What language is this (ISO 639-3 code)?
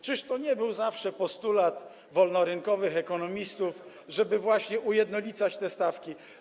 pol